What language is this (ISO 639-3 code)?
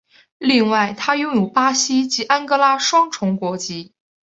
zho